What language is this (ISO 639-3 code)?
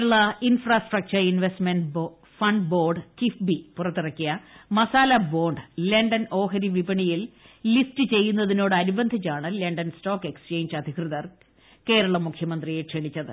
mal